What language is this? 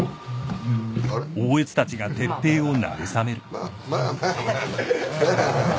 Japanese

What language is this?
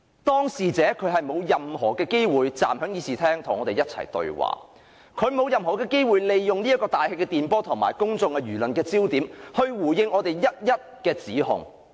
Cantonese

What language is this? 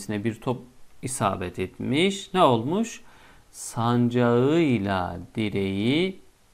Turkish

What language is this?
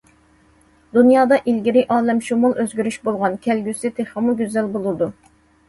Uyghur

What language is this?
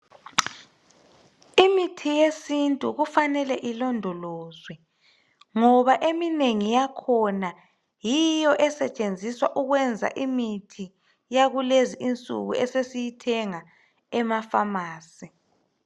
North Ndebele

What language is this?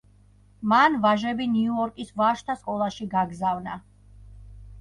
Georgian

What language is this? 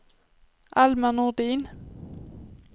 Swedish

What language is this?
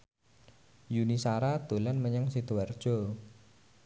Javanese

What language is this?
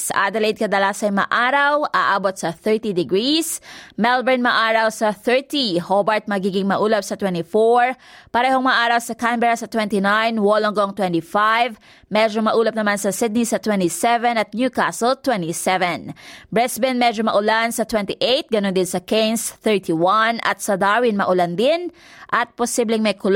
Filipino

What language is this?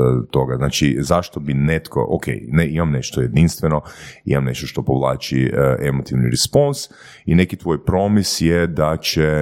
Croatian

